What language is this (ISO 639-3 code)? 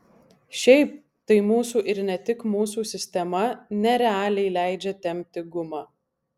lit